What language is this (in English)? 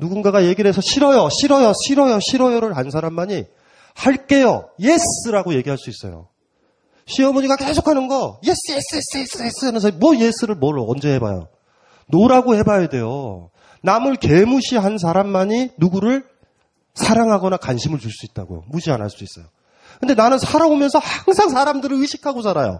Korean